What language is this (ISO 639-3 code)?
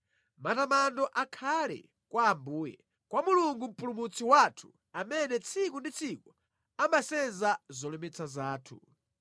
nya